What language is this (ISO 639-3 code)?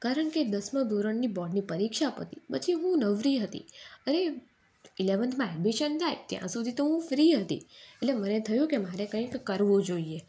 guj